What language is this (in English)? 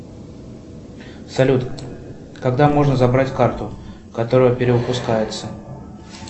Russian